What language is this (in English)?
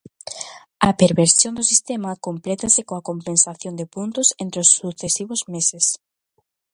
Galician